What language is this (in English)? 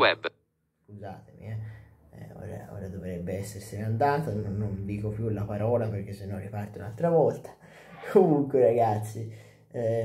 Italian